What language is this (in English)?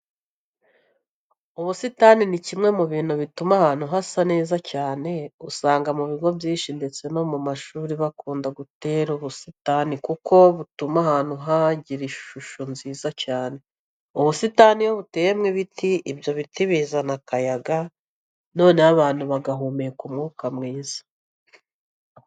Kinyarwanda